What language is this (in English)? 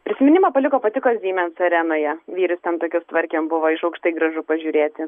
Lithuanian